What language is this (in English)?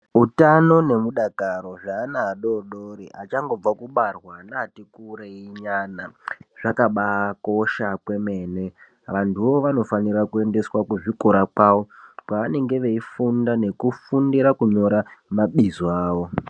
Ndau